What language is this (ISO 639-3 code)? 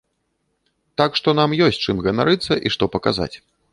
bel